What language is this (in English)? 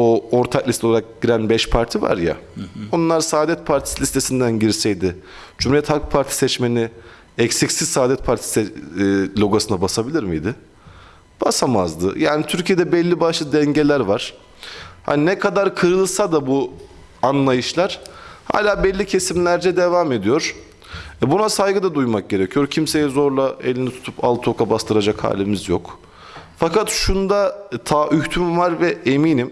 Turkish